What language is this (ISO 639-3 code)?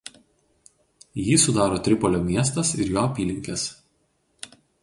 lit